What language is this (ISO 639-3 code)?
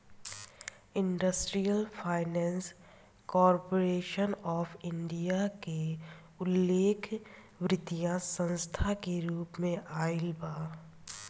bho